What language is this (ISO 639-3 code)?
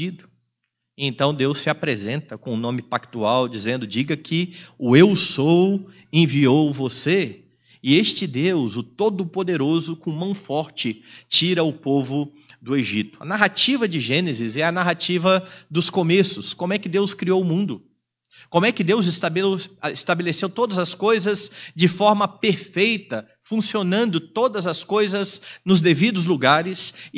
por